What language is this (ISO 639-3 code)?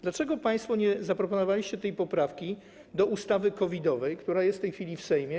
pol